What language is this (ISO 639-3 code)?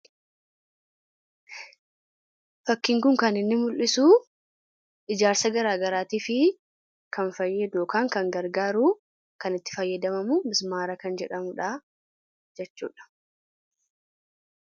orm